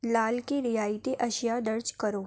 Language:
Urdu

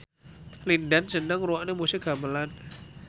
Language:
Javanese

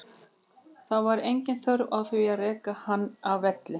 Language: Icelandic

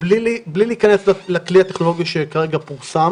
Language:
Hebrew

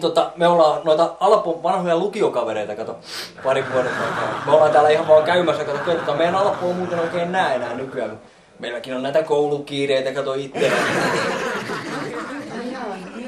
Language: Finnish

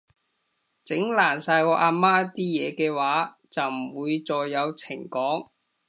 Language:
Cantonese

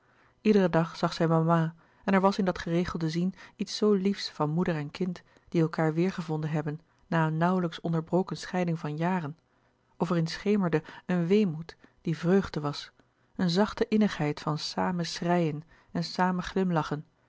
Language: Dutch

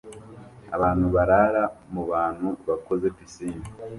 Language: Kinyarwanda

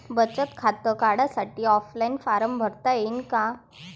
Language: Marathi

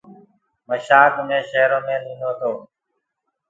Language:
Gurgula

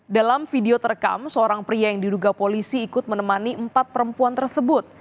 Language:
Indonesian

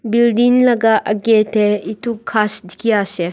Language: Naga Pidgin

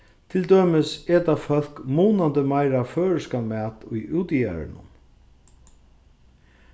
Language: Faroese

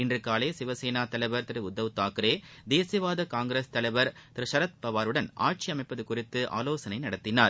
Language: Tamil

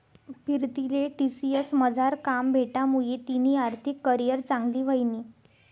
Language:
Marathi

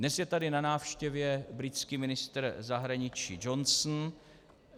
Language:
Czech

